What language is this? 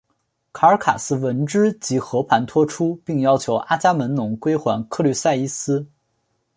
Chinese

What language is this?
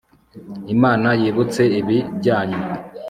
Kinyarwanda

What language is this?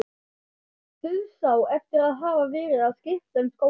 Icelandic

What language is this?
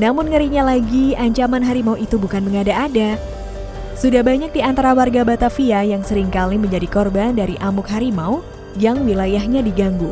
Indonesian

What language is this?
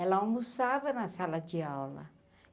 Portuguese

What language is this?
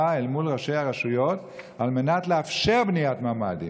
Hebrew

